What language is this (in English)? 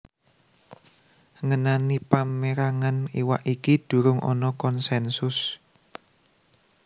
Javanese